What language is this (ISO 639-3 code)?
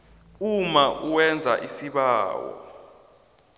nbl